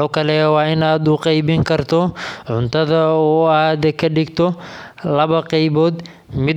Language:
Somali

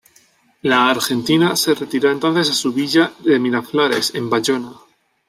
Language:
Spanish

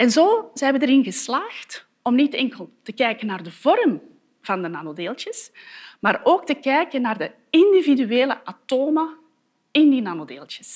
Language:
Dutch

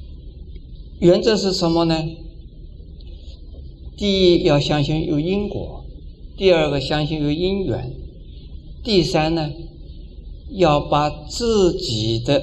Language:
Chinese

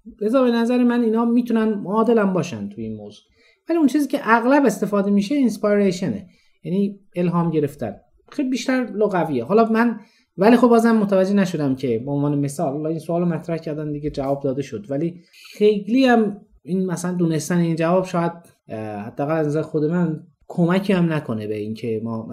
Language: Persian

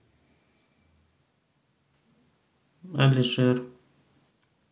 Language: Russian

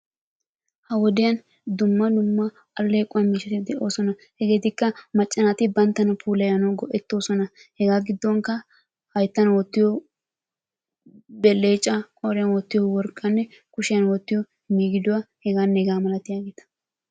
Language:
Wolaytta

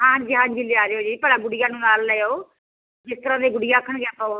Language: Punjabi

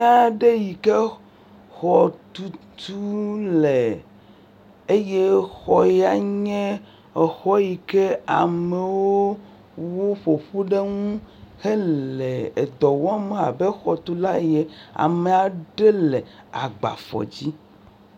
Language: Ewe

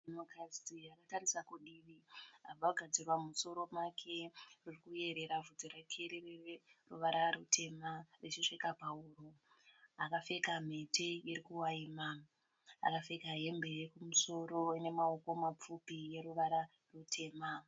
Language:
Shona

